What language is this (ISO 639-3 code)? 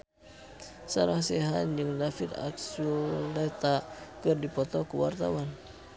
sun